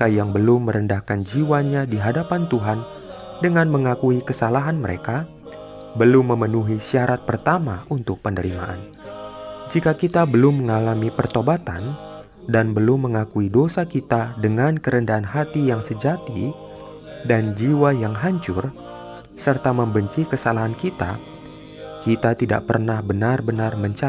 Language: Indonesian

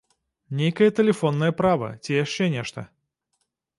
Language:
Belarusian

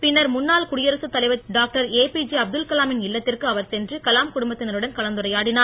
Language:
Tamil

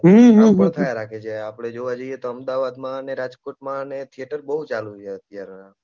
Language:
Gujarati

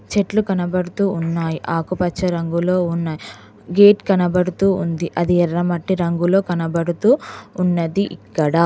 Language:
Telugu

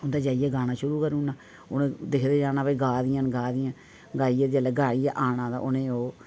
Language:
Dogri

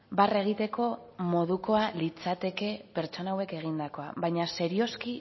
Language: Basque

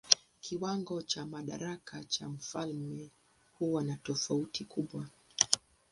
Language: Swahili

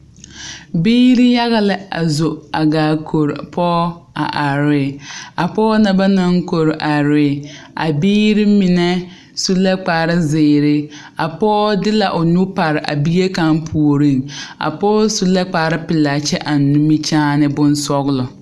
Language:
Southern Dagaare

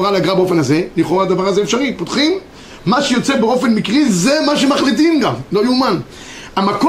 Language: Hebrew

